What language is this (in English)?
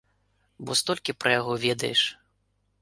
Belarusian